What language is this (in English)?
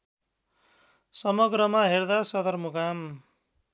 Nepali